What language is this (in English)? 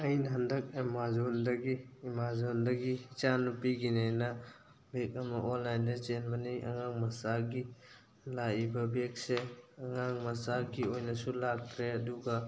Manipuri